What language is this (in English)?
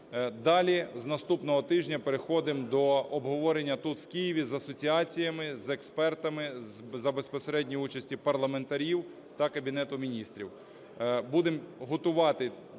Ukrainian